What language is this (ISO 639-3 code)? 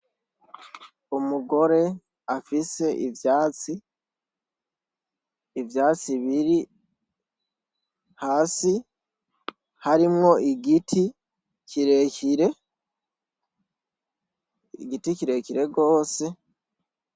run